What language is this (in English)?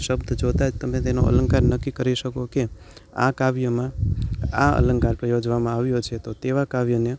Gujarati